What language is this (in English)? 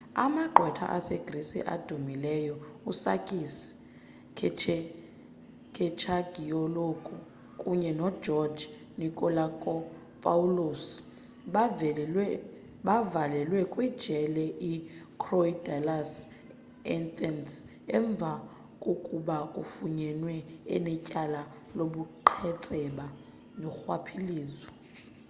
Xhosa